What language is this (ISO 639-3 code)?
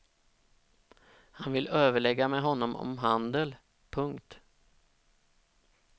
swe